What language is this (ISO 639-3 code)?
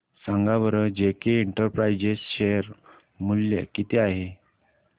mar